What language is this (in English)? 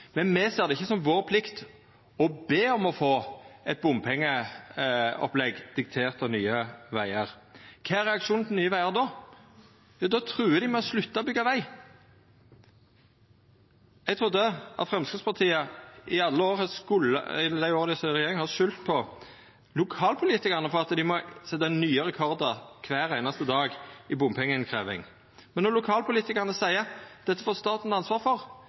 Norwegian Nynorsk